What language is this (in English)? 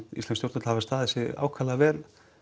Icelandic